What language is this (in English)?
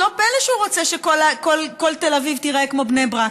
Hebrew